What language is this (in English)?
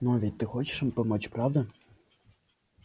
Russian